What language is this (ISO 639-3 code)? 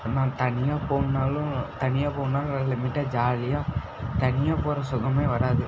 tam